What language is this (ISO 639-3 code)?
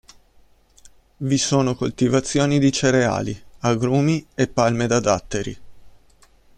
ita